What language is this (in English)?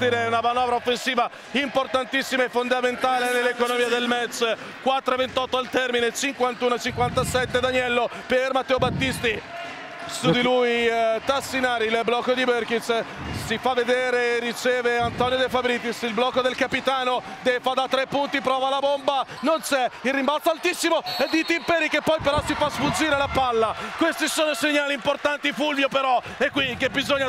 Italian